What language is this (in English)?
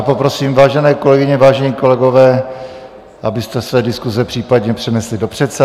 Czech